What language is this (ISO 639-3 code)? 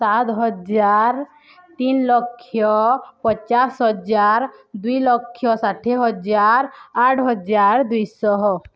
ori